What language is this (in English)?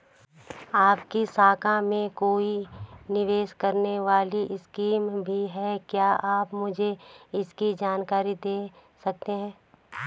Hindi